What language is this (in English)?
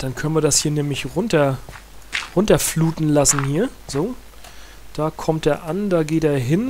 German